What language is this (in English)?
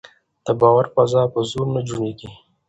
Pashto